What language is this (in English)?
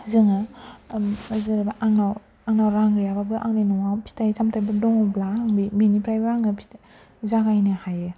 Bodo